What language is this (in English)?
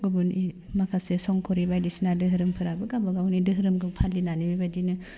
Bodo